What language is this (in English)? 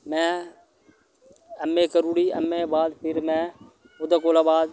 Dogri